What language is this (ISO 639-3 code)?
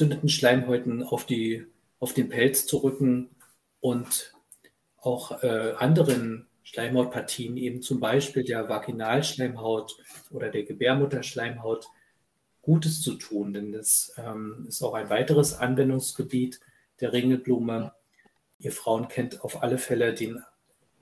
deu